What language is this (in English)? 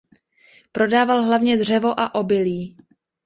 Czech